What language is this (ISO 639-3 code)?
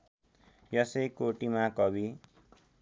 nep